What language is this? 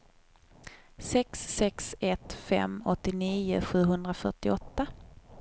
Swedish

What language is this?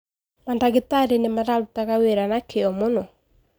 Kikuyu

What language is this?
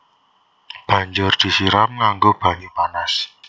Javanese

